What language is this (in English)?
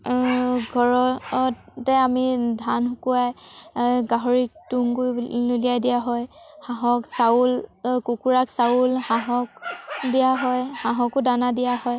Assamese